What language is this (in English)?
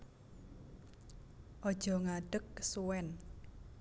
Javanese